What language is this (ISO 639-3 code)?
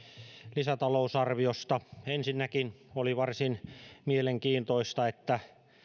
fin